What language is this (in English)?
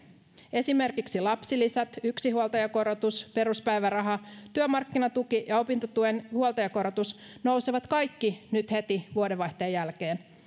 Finnish